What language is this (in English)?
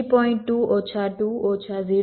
Gujarati